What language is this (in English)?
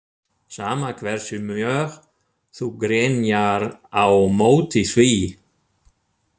Icelandic